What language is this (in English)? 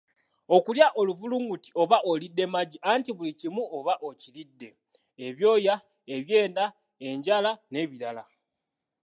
Ganda